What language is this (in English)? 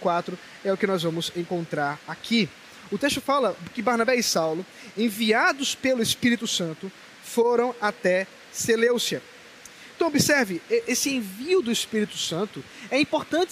Portuguese